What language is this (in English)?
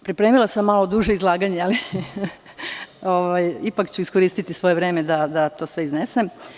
Serbian